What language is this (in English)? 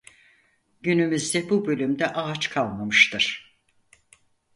Turkish